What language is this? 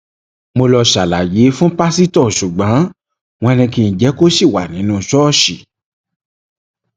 Yoruba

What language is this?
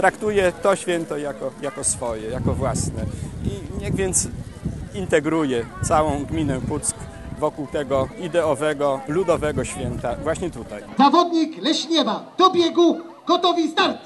Polish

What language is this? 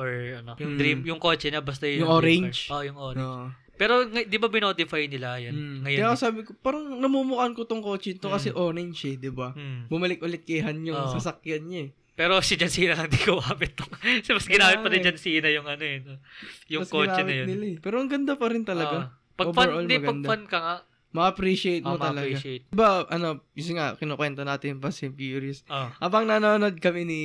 Filipino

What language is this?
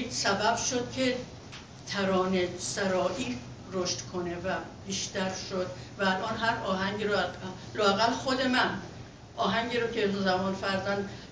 Persian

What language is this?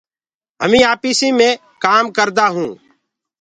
Gurgula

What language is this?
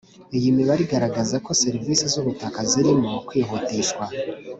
Kinyarwanda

